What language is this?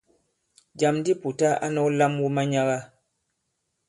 Bankon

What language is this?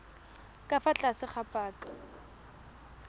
Tswana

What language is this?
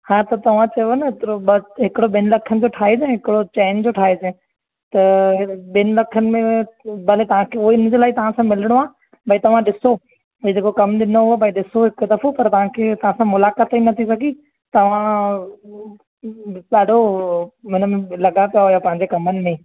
Sindhi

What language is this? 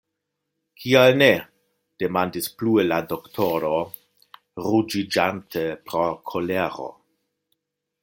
Esperanto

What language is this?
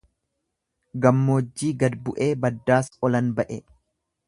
Oromo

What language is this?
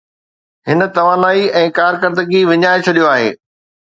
Sindhi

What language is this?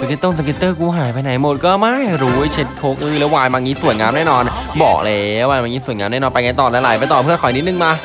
Thai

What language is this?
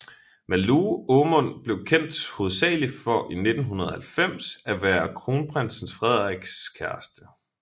Danish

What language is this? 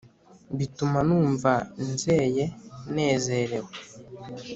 Kinyarwanda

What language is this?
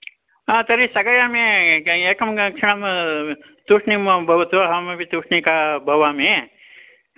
Sanskrit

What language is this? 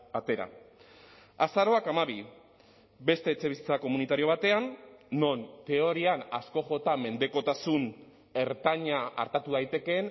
Basque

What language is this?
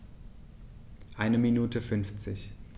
German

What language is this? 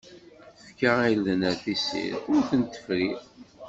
Kabyle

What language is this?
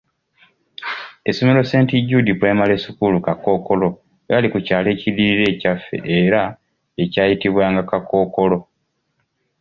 Ganda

